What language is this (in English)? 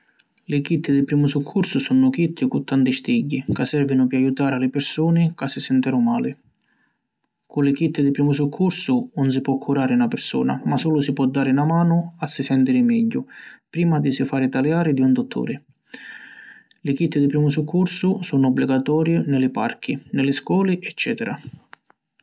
Sicilian